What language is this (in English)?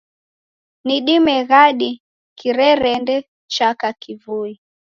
Taita